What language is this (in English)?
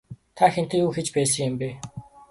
Mongolian